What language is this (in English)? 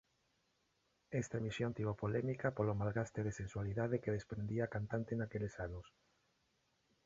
Galician